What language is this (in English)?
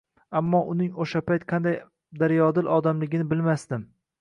Uzbek